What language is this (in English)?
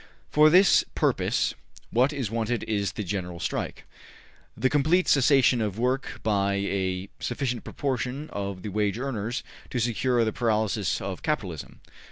English